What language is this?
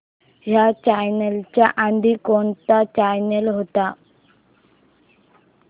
Marathi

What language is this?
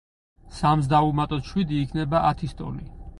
Georgian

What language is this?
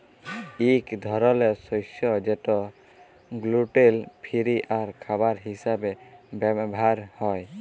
Bangla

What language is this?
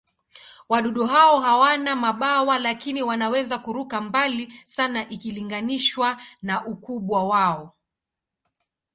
Swahili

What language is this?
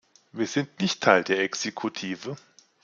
German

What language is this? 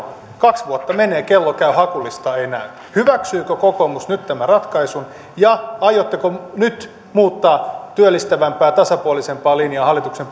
Finnish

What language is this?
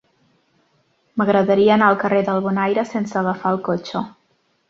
Catalan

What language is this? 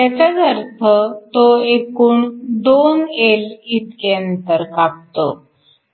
Marathi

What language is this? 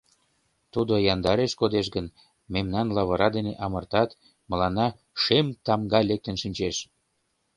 Mari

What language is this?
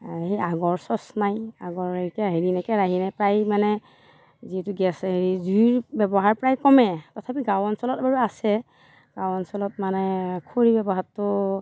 Assamese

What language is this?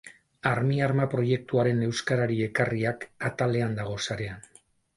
Basque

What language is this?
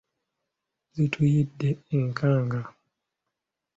Ganda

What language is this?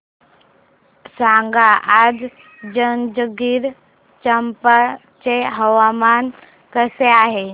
Marathi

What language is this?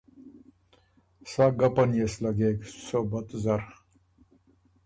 Ormuri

